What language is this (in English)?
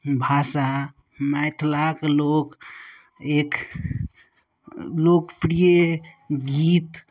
Maithili